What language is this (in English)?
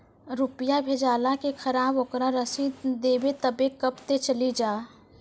Maithili